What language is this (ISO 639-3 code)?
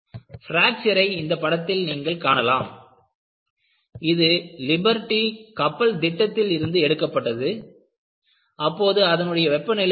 tam